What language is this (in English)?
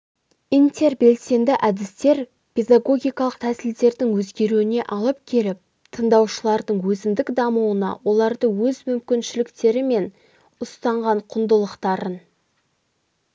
Kazakh